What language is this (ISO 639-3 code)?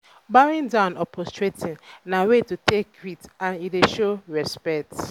pcm